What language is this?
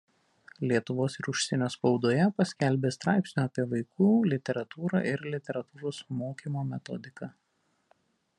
Lithuanian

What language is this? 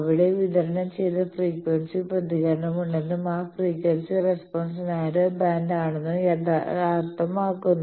Malayalam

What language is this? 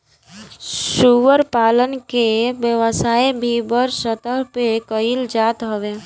Bhojpuri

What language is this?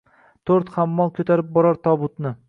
Uzbek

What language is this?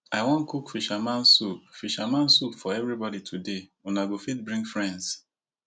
Nigerian Pidgin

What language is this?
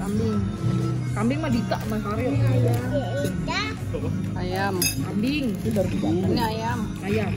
Indonesian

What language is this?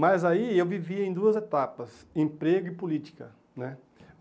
Portuguese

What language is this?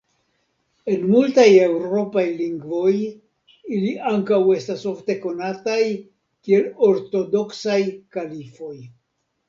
Esperanto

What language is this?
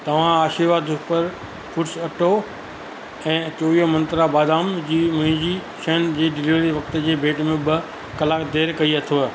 Sindhi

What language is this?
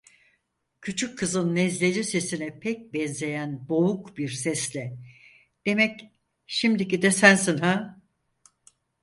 Turkish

